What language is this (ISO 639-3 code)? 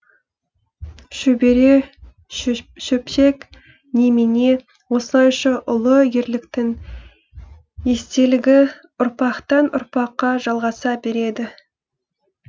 kaz